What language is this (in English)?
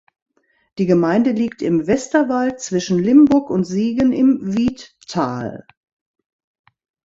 German